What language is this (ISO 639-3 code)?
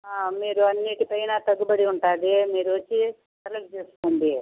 tel